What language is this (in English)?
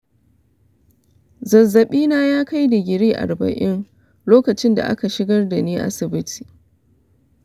Hausa